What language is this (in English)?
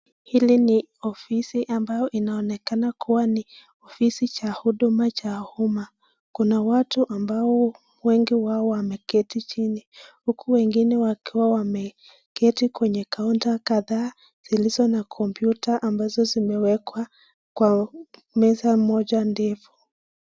Swahili